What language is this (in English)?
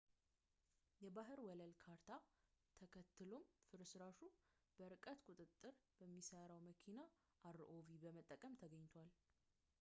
Amharic